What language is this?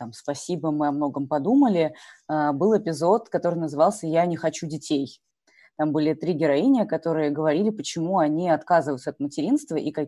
Russian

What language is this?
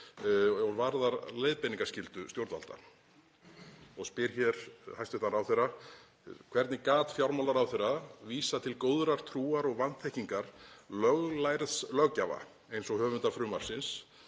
Icelandic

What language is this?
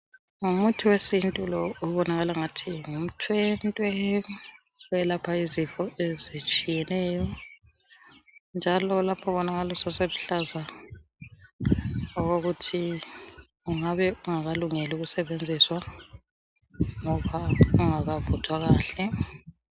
North Ndebele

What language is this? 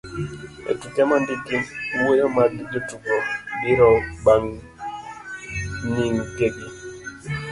Luo (Kenya and Tanzania)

